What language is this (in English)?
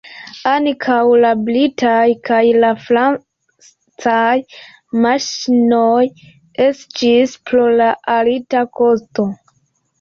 Esperanto